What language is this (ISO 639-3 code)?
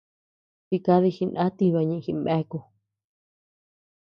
cux